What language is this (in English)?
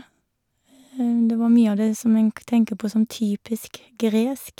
Norwegian